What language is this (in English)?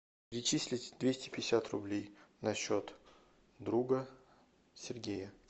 Russian